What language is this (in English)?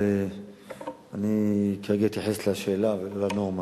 Hebrew